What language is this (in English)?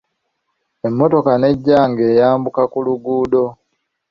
Ganda